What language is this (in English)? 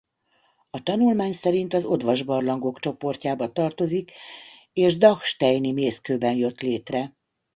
Hungarian